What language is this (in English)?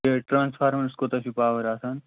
Kashmiri